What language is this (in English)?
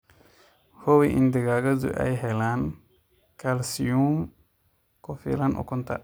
Somali